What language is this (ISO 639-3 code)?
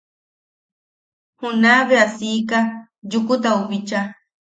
yaq